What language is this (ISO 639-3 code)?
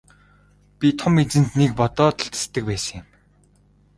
mon